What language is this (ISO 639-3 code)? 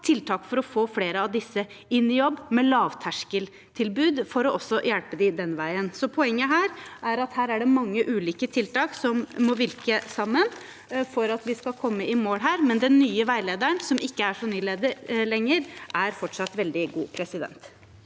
nor